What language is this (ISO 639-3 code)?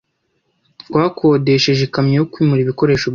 kin